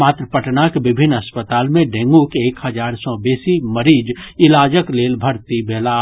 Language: Maithili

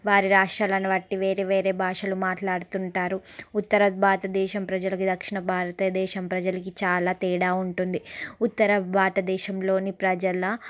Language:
Telugu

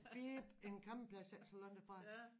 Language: Danish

